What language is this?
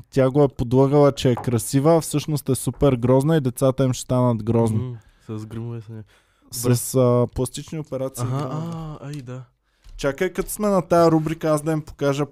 Bulgarian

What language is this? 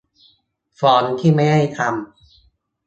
Thai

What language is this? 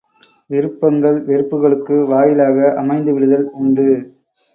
Tamil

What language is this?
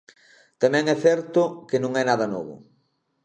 Galician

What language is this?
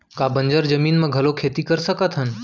Chhattisgarhi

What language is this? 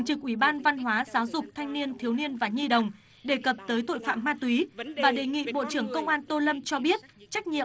Vietnamese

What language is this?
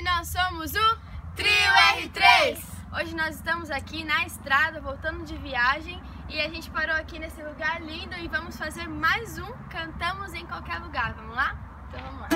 Portuguese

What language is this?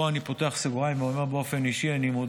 Hebrew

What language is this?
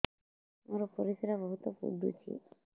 Odia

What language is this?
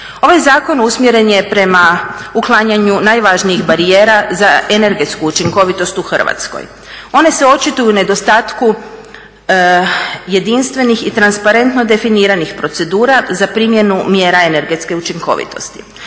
Croatian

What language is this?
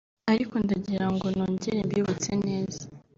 Kinyarwanda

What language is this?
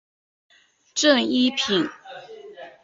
Chinese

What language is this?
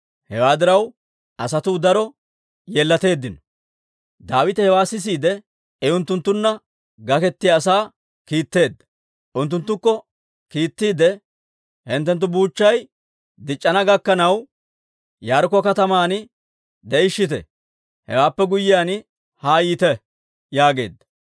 Dawro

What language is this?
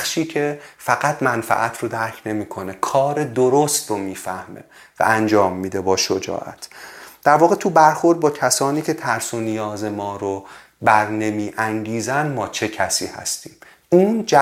Persian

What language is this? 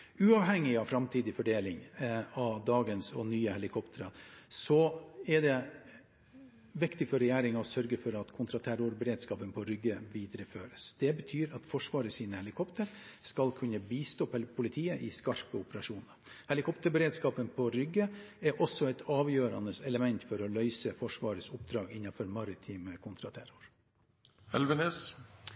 Norwegian Bokmål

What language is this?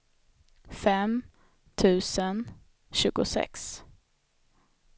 Swedish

